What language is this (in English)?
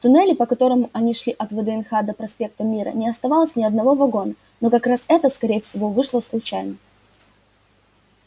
Russian